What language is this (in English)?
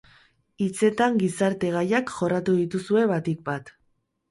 Basque